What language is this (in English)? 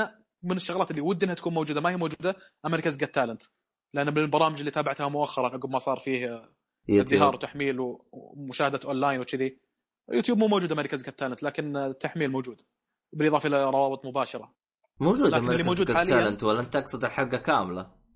Arabic